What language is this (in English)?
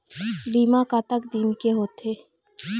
Chhattisgarhi